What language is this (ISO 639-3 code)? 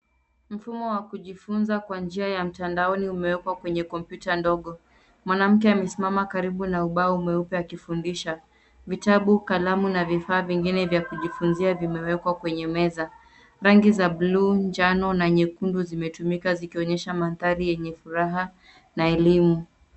swa